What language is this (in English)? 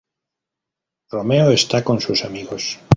Spanish